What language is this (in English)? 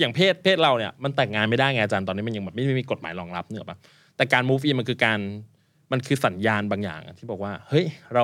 Thai